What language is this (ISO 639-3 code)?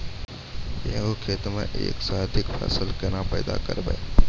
mai